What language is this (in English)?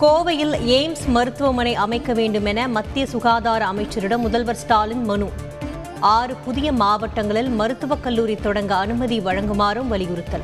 Tamil